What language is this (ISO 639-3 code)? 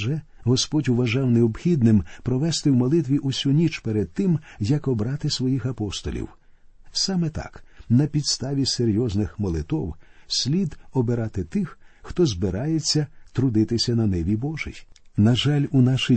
ukr